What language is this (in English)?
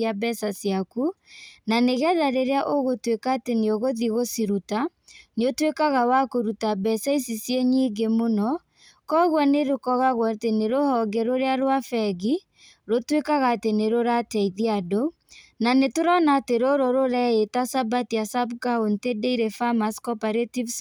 Kikuyu